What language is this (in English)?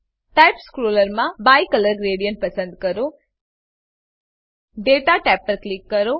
Gujarati